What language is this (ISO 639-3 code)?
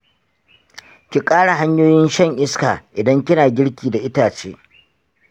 hau